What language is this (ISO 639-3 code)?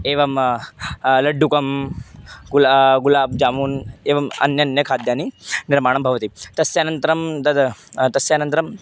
san